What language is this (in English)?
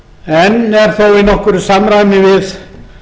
Icelandic